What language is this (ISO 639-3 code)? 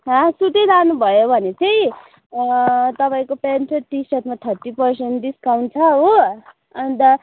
nep